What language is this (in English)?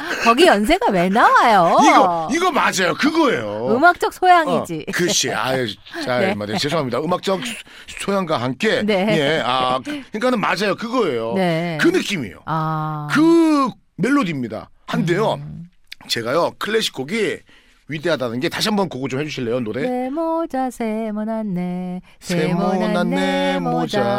Korean